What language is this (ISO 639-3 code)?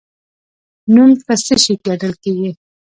pus